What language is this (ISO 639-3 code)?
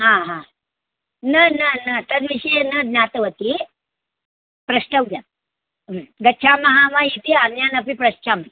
san